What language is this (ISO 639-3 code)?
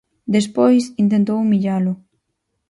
glg